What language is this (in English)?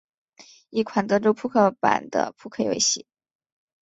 Chinese